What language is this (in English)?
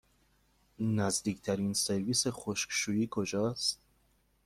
Persian